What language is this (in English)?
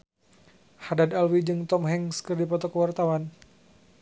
Sundanese